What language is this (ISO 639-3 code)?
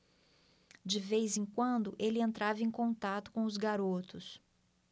por